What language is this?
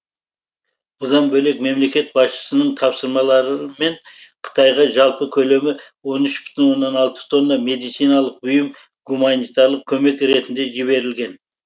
Kazakh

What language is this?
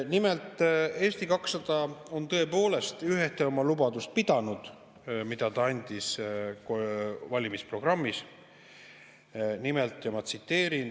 Estonian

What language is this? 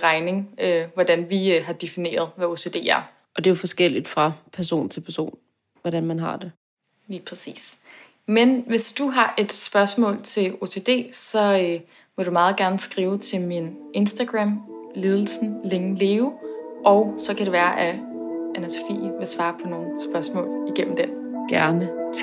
Danish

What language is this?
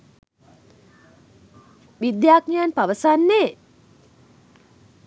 Sinhala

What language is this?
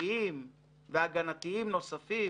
Hebrew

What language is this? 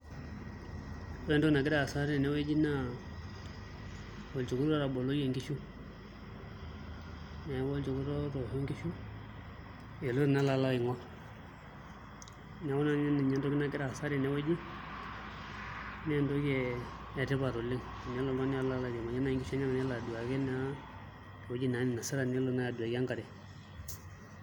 Masai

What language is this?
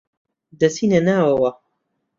Central Kurdish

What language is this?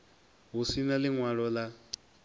Venda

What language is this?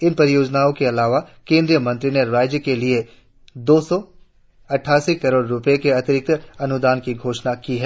Hindi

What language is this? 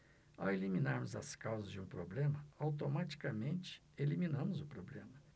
Portuguese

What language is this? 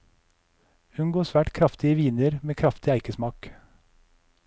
Norwegian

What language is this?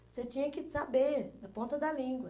Portuguese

